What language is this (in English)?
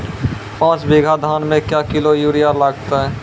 Maithili